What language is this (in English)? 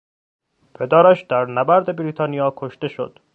Persian